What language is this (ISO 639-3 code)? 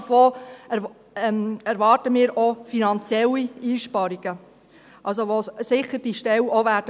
gsw